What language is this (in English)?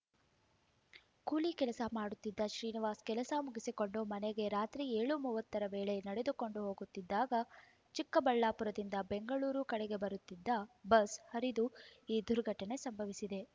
Kannada